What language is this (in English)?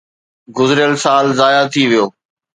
Sindhi